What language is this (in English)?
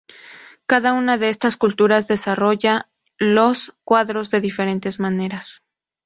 Spanish